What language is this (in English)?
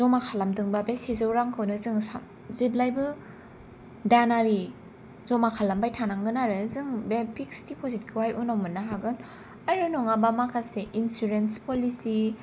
Bodo